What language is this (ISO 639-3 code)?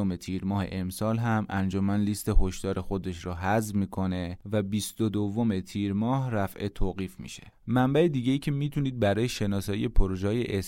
fas